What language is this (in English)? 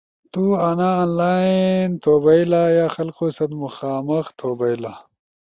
Ushojo